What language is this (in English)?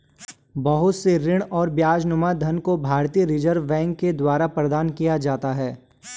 Hindi